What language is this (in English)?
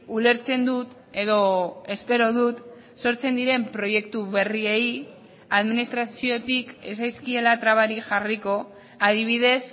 Basque